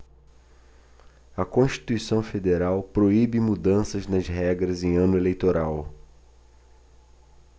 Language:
Portuguese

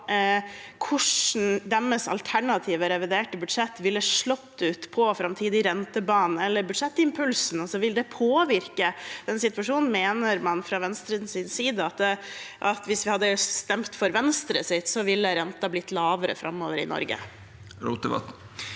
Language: Norwegian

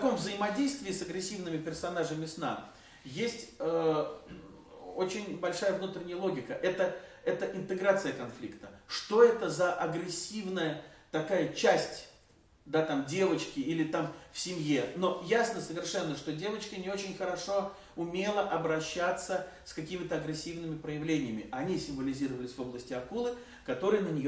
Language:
Russian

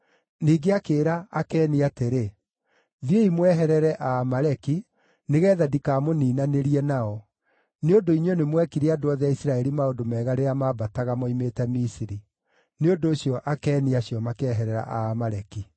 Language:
Kikuyu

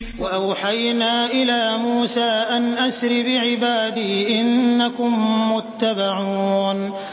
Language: Arabic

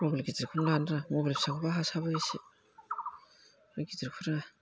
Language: Bodo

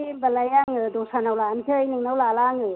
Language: Bodo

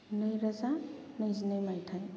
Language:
Bodo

